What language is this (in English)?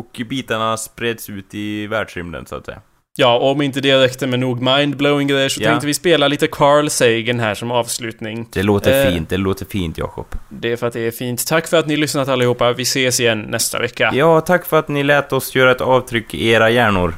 Swedish